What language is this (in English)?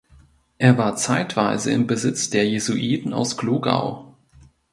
German